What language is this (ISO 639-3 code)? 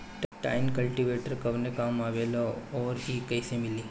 bho